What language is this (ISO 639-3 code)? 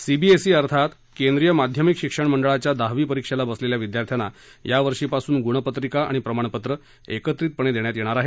mar